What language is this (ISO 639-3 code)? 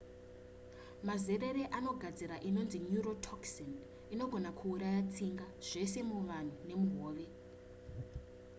sna